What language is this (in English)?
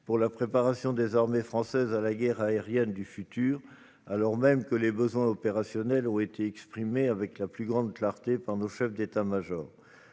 French